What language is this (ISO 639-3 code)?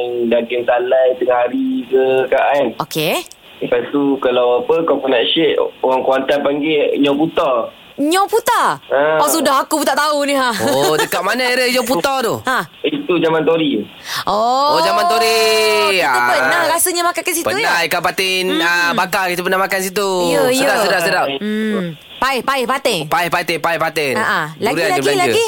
msa